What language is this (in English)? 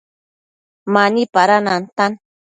Matsés